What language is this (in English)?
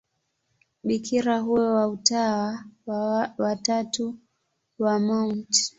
Swahili